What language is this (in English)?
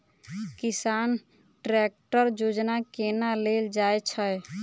Maithili